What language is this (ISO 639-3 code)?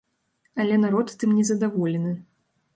bel